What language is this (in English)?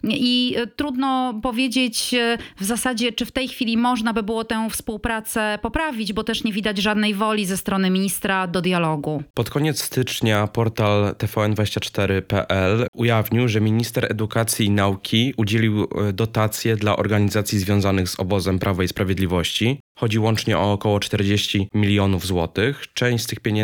Polish